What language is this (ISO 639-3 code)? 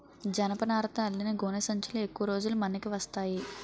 tel